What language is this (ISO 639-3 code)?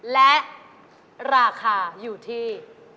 tha